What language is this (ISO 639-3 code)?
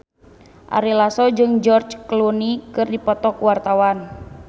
sun